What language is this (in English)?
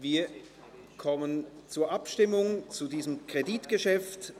Swiss German